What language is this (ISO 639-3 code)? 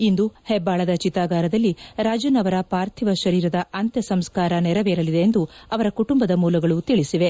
kan